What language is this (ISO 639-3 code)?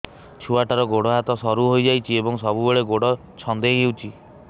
ori